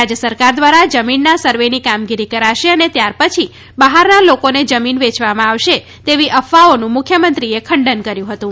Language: Gujarati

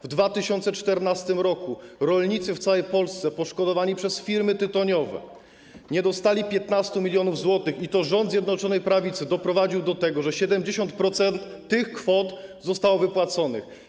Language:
Polish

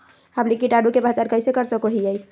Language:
Magahi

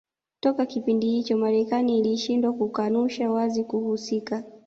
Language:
Swahili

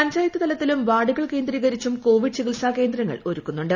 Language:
Malayalam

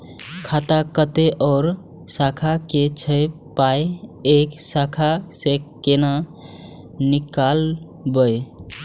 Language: Maithili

